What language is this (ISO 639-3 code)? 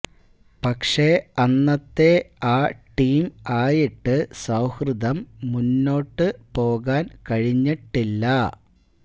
mal